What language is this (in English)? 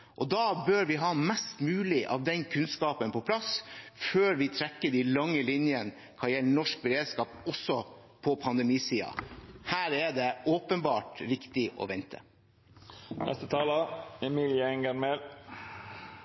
Norwegian Bokmål